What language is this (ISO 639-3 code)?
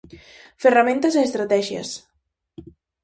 glg